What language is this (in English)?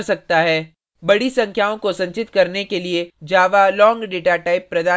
Hindi